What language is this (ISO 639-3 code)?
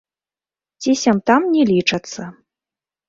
bel